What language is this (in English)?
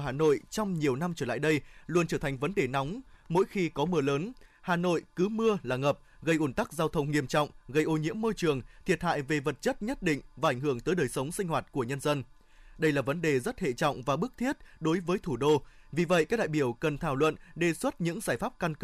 Vietnamese